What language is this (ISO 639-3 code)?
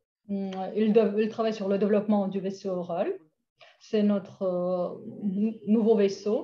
fra